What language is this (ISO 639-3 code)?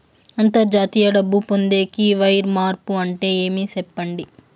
tel